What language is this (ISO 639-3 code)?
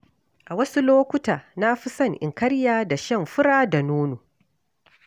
hau